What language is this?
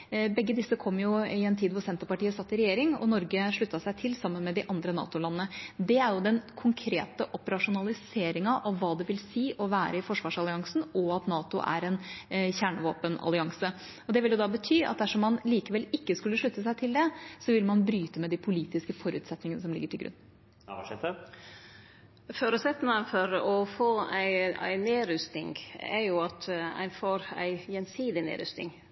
Norwegian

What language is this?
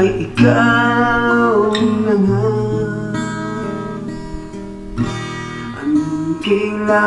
Indonesian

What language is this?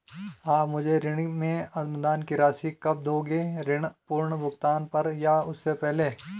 Hindi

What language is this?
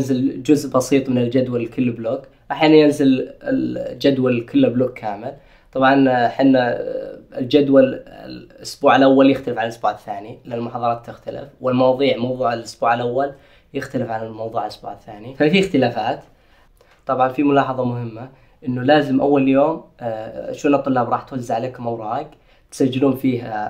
Arabic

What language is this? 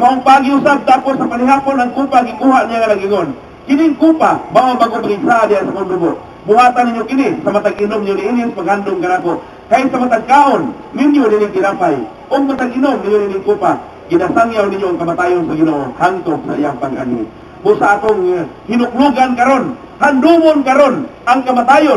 Filipino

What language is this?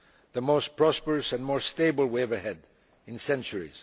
English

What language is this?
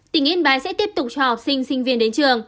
Vietnamese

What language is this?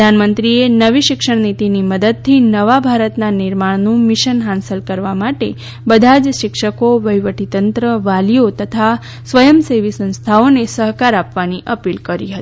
Gujarati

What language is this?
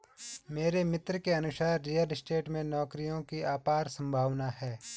Hindi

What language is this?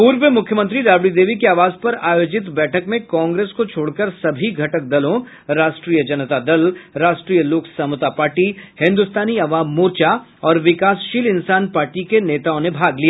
Hindi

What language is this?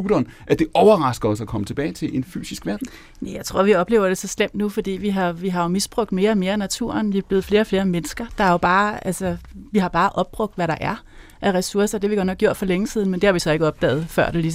Danish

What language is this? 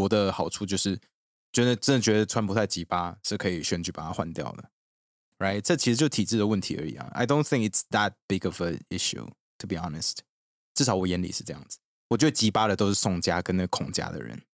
Chinese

